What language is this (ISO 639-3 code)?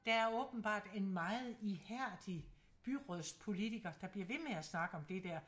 dan